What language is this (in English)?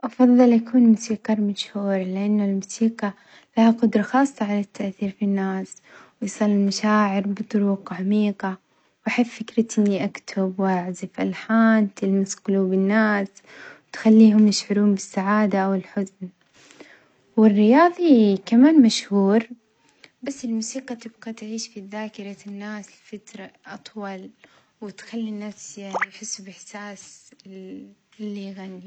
Omani Arabic